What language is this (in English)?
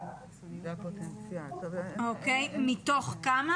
Hebrew